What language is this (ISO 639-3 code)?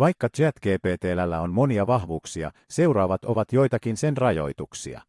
fin